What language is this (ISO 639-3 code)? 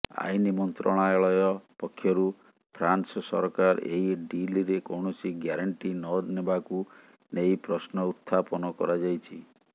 ori